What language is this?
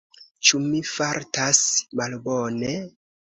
Esperanto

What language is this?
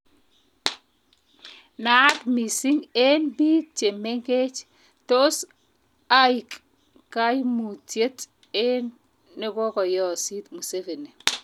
Kalenjin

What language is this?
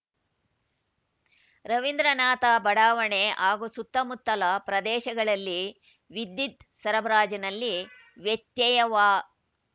Kannada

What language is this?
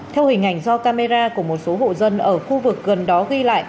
Vietnamese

